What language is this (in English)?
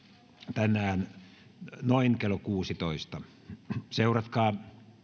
Finnish